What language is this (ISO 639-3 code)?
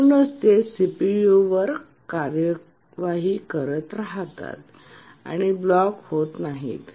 mar